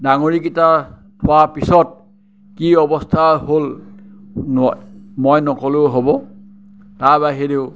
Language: Assamese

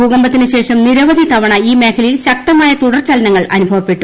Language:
Malayalam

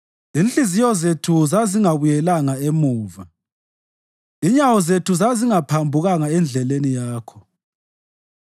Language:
North Ndebele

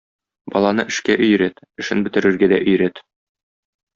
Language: Tatar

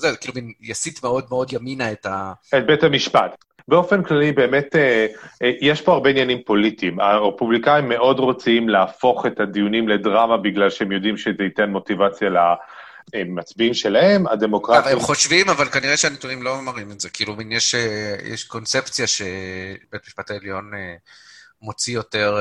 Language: Hebrew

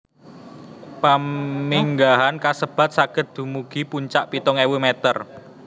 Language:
Javanese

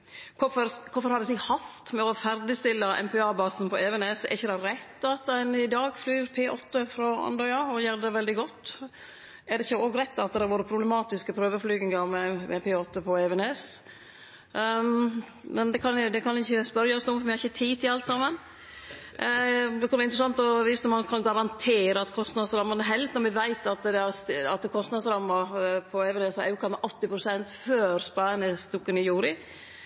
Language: Norwegian Nynorsk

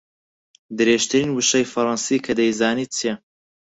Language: Central Kurdish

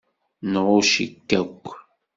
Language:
Kabyle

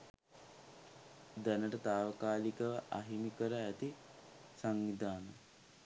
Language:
Sinhala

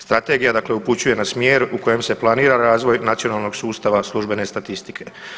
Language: Croatian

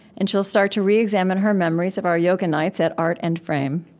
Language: English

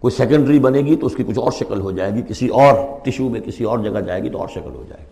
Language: Urdu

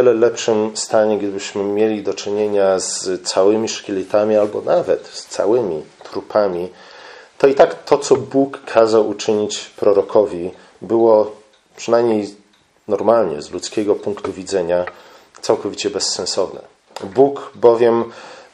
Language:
Polish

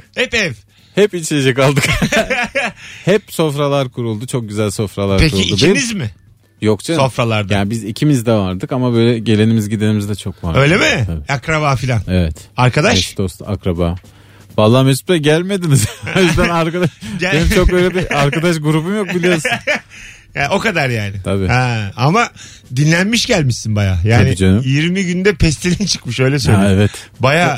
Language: Turkish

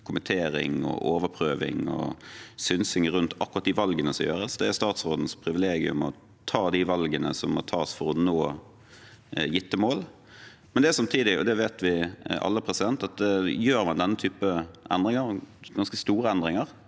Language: Norwegian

